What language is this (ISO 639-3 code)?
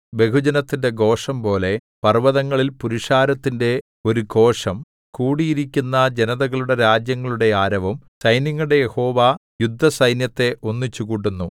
mal